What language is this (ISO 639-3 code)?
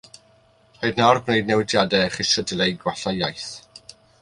cym